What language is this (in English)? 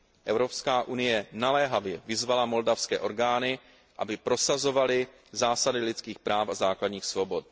Czech